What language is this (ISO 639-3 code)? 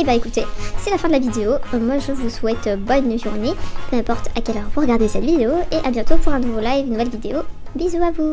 fra